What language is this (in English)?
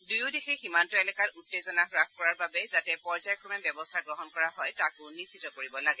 Assamese